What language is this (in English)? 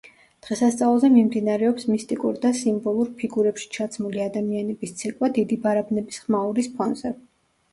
Georgian